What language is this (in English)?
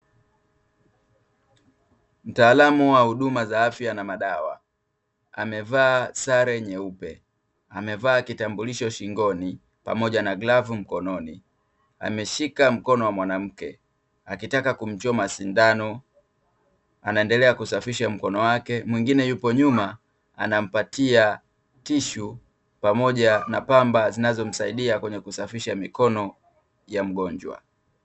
Swahili